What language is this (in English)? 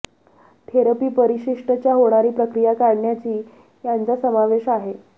Marathi